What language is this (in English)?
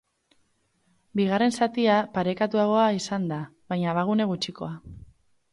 Basque